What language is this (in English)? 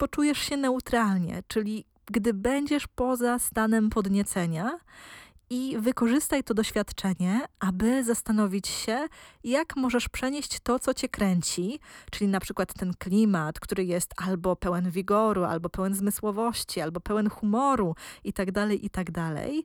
Polish